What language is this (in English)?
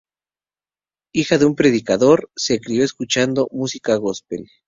Spanish